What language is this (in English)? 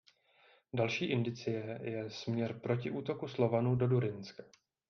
Czech